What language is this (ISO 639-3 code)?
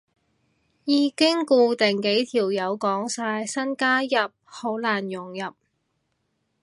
yue